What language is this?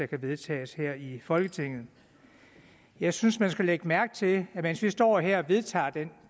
Danish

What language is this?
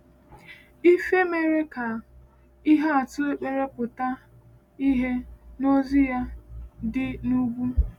Igbo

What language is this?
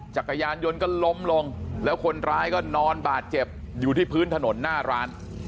Thai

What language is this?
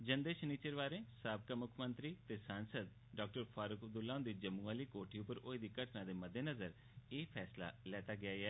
Dogri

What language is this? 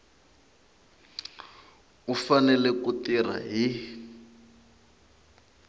Tsonga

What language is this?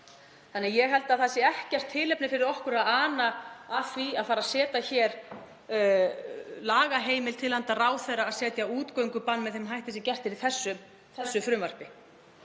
Icelandic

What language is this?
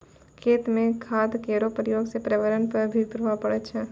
Maithili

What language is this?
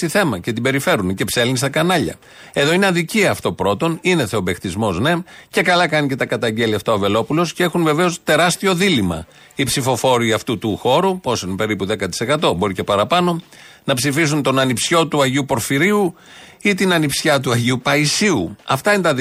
Greek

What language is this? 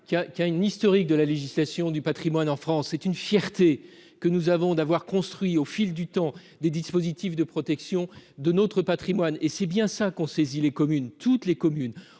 French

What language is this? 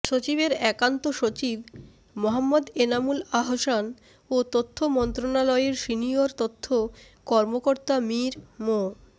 Bangla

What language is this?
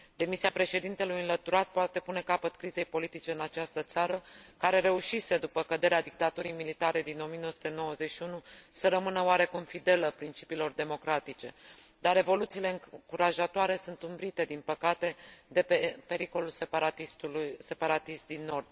Romanian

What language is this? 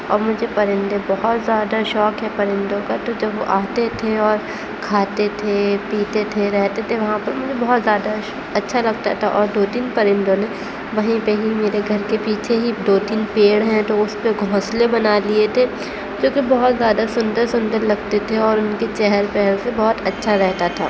Urdu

